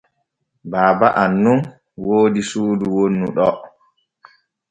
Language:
Borgu Fulfulde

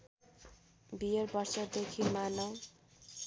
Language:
Nepali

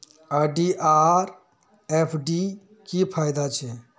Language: Magahi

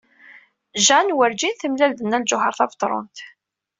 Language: Kabyle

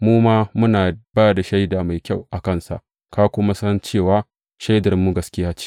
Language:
Hausa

